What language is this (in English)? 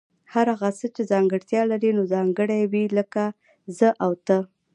Pashto